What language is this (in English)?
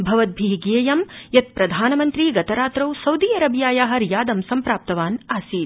Sanskrit